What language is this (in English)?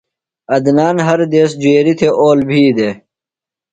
Phalura